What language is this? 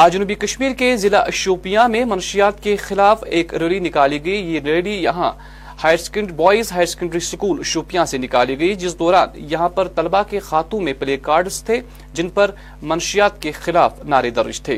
Urdu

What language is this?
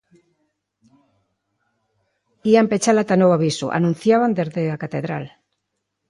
Galician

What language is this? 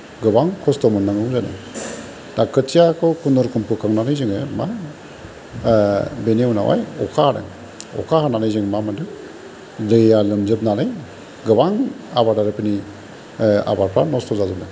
Bodo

